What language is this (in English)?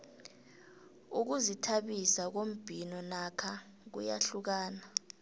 South Ndebele